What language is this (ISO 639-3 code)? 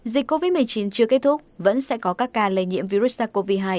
vie